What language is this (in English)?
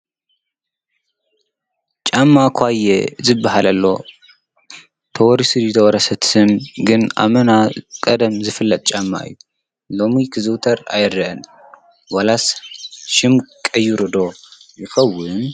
Tigrinya